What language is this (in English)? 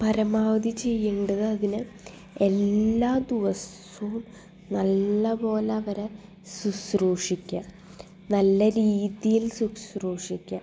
Malayalam